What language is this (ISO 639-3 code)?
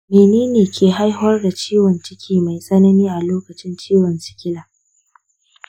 hau